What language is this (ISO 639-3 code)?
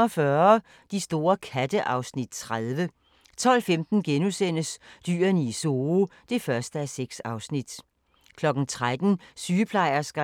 dan